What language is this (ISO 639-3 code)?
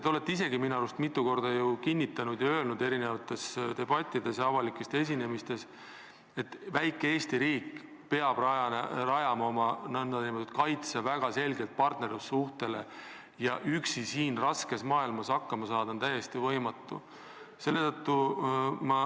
est